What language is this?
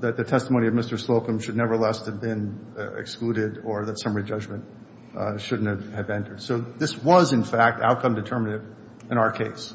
English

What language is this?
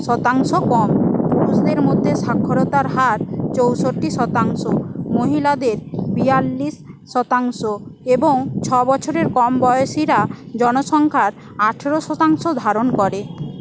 Bangla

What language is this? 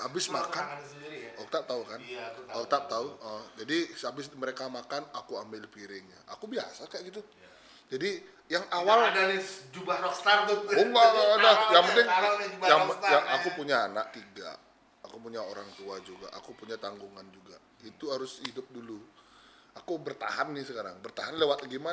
Indonesian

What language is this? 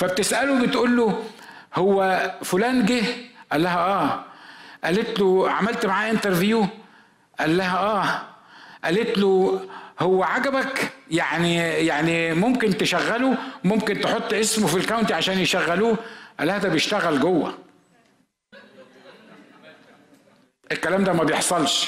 Arabic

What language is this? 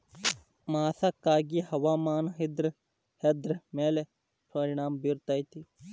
Kannada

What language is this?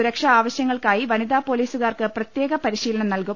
Malayalam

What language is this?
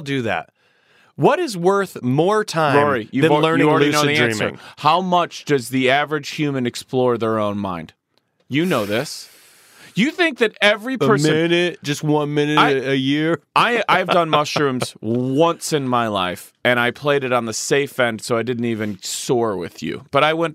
English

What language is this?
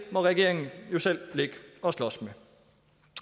Danish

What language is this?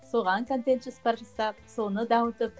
Kazakh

